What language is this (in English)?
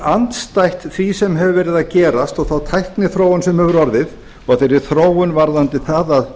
Icelandic